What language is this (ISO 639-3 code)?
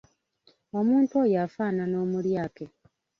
lug